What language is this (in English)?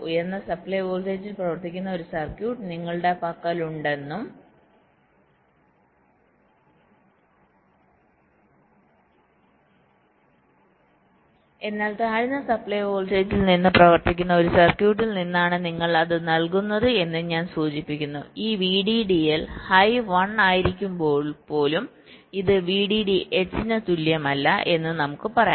Malayalam